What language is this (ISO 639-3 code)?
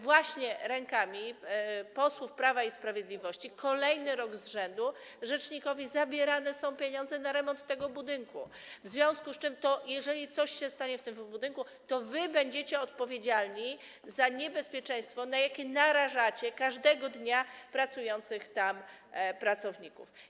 pol